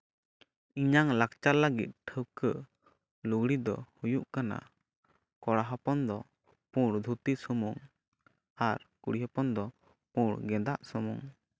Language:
Santali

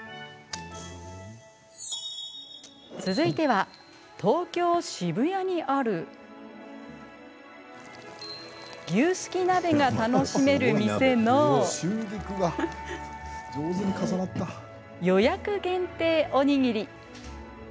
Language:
Japanese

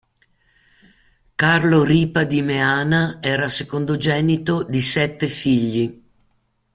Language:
Italian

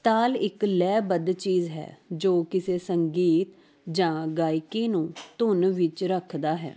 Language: Punjabi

